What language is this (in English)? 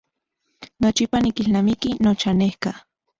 Central Puebla Nahuatl